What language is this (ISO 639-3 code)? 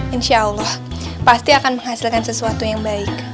ind